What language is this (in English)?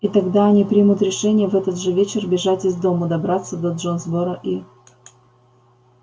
Russian